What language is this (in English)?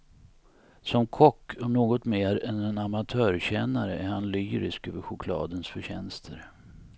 Swedish